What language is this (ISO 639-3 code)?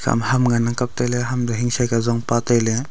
nnp